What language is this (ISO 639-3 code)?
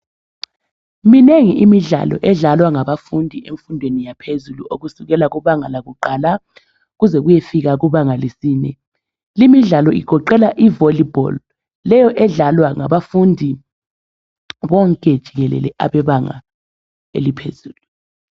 nde